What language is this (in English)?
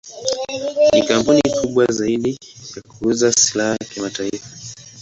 Swahili